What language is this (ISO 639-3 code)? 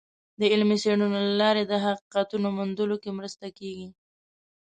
pus